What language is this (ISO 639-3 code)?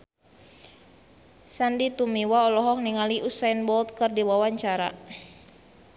sun